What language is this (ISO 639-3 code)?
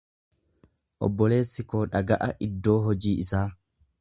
orm